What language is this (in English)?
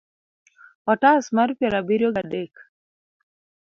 Luo (Kenya and Tanzania)